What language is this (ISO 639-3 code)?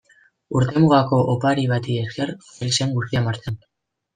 eus